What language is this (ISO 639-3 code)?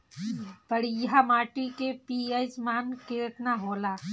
bho